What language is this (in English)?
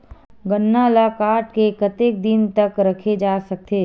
Chhattisgarhi